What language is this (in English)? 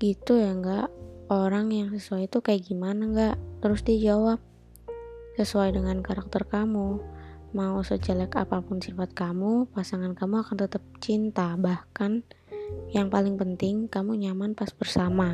Indonesian